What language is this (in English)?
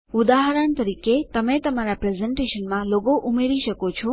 Gujarati